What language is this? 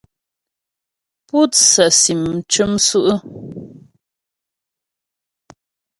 Ghomala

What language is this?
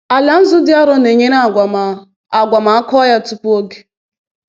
Igbo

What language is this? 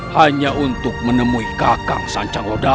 Indonesian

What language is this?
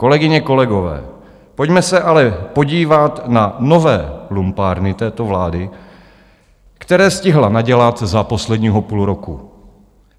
Czech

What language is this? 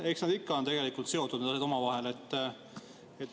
Estonian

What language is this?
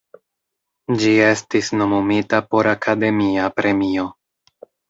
Esperanto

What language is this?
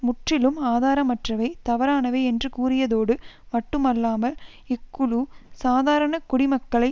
Tamil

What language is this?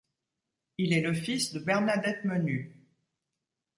French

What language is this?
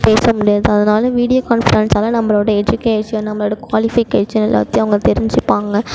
Tamil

